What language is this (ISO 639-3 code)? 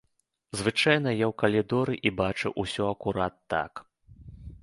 bel